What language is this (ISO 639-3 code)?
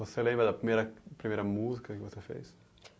por